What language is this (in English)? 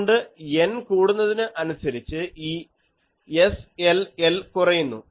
Malayalam